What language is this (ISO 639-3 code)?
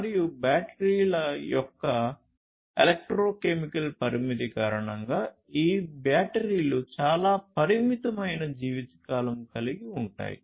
tel